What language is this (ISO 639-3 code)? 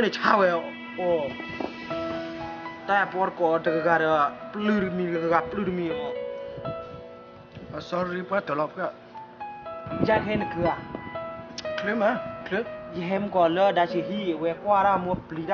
tha